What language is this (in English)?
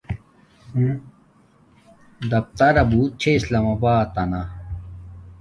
Domaaki